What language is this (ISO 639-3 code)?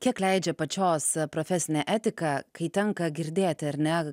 lit